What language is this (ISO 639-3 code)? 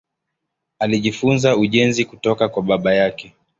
swa